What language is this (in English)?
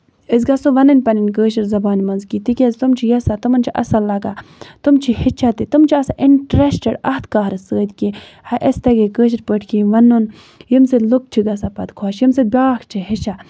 Kashmiri